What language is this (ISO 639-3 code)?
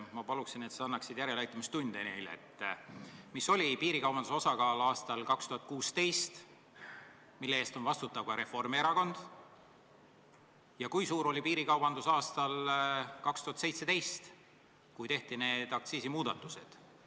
est